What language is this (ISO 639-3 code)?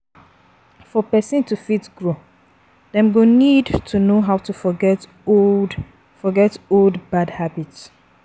pcm